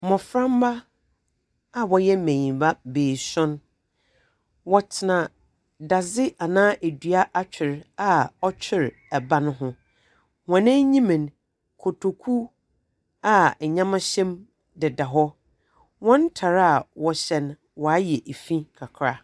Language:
Akan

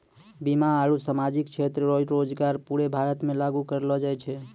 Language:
Maithili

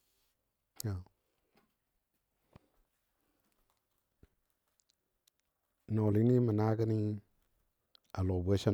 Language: Dadiya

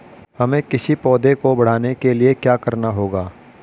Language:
Hindi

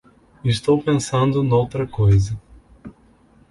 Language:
Portuguese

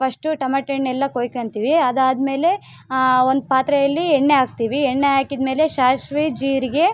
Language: Kannada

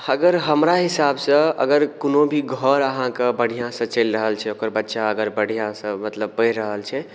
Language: Maithili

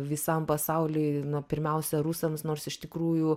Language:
Lithuanian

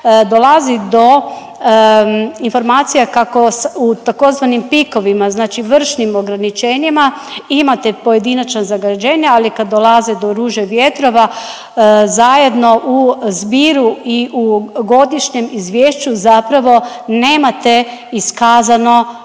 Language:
Croatian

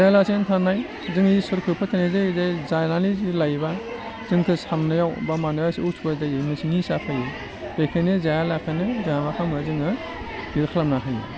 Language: Bodo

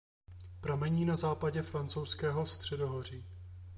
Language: Czech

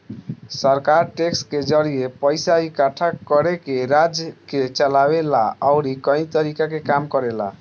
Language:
Bhojpuri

